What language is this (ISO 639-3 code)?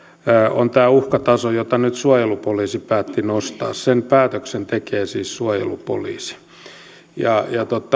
fin